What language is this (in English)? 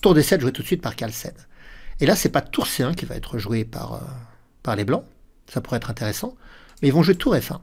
French